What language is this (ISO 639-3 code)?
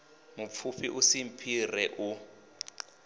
ven